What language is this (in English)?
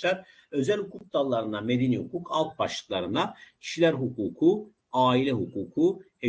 Turkish